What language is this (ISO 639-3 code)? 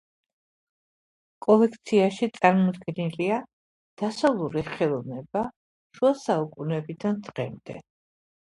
kat